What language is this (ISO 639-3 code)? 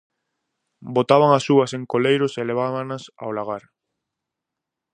glg